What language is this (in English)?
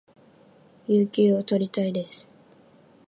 Japanese